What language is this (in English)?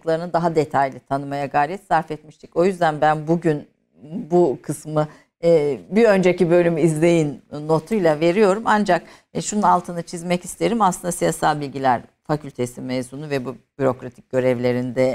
Turkish